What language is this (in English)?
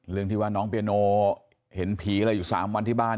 Thai